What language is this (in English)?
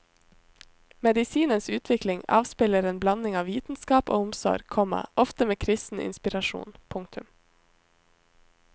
Norwegian